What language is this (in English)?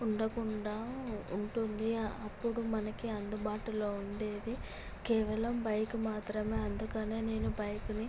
Telugu